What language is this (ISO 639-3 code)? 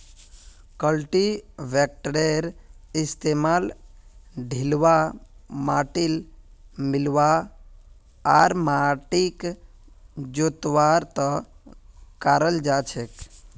mag